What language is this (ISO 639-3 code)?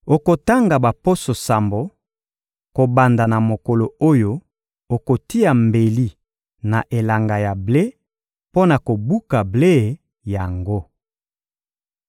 lin